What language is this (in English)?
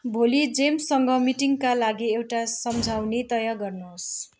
Nepali